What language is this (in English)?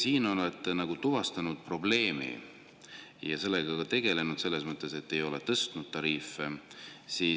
Estonian